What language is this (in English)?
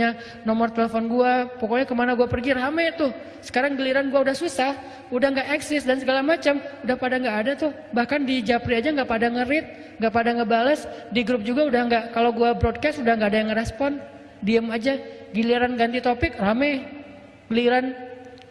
Indonesian